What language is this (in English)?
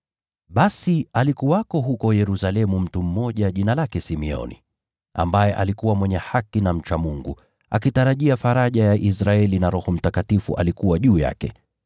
Swahili